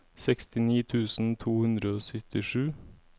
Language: Norwegian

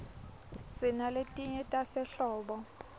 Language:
Swati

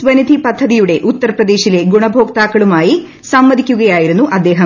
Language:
Malayalam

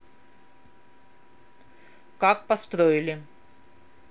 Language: Russian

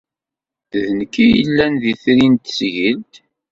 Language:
Kabyle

